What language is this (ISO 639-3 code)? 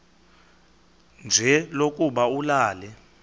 xho